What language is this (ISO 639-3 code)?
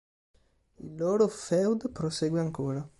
ita